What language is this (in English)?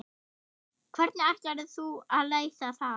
Icelandic